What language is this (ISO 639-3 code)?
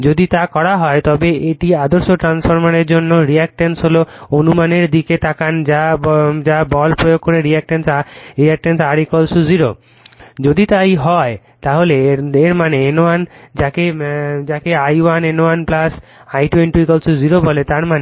ben